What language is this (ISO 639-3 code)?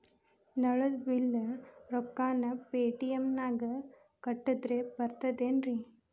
kan